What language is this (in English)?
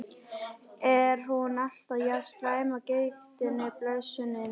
Icelandic